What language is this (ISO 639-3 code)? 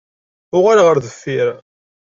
kab